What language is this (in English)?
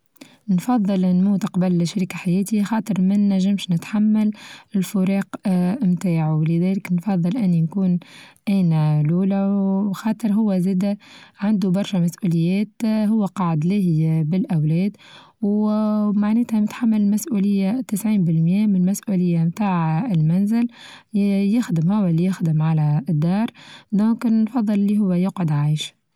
Tunisian Arabic